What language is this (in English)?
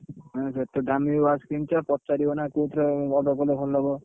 Odia